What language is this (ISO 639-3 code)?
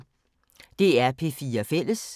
dan